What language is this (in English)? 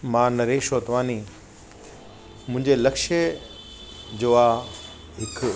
Sindhi